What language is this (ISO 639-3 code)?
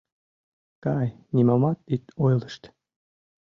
chm